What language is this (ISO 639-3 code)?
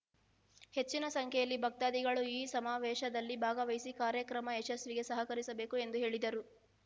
kan